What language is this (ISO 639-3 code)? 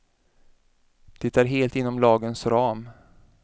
swe